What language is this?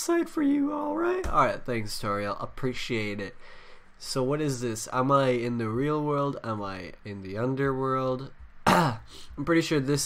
English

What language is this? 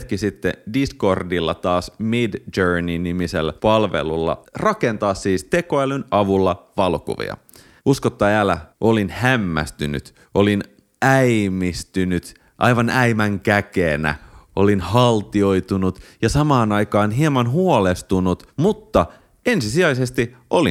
Finnish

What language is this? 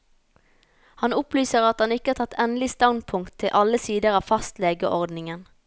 Norwegian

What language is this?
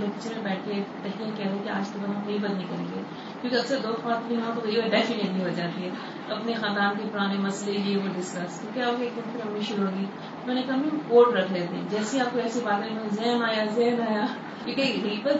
Urdu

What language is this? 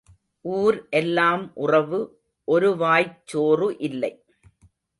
Tamil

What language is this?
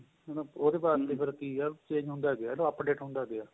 Punjabi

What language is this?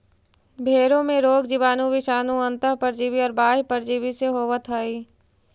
Magahi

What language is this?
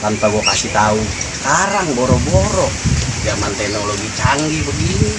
Indonesian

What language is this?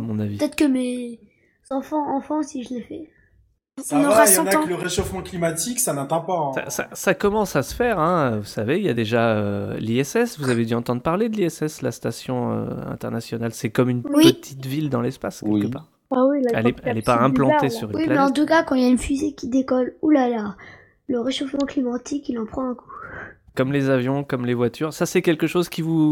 French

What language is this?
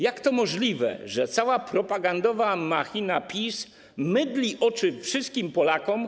Polish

